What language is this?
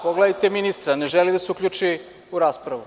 Serbian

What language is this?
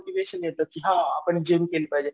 Marathi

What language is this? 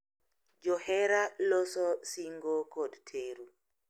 Luo (Kenya and Tanzania)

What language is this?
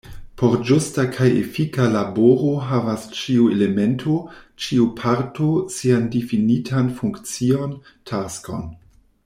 Esperanto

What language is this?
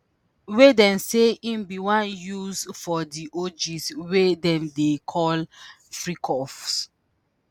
Nigerian Pidgin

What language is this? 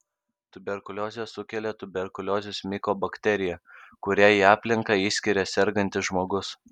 Lithuanian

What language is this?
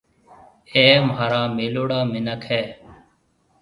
Marwari (Pakistan)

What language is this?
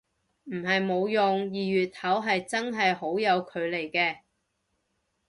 Cantonese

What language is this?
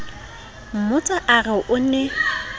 Southern Sotho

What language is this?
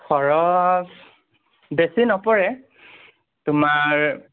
Assamese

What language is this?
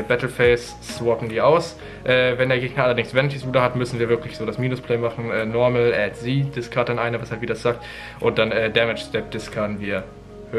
German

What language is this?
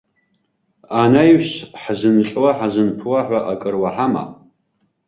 Abkhazian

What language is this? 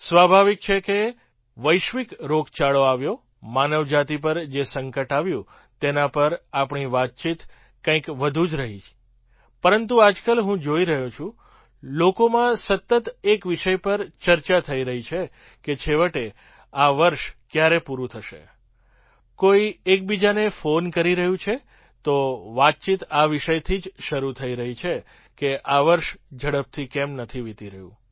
Gujarati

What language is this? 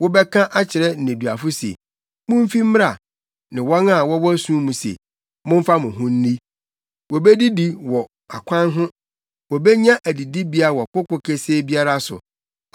Akan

